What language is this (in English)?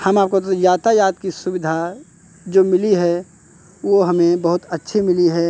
Hindi